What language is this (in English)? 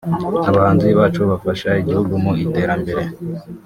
Kinyarwanda